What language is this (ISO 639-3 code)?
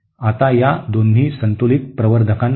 mar